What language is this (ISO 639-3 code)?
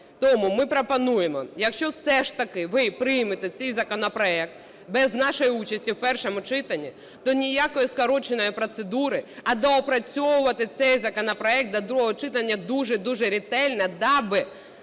ukr